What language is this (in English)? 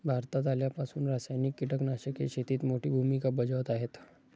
Marathi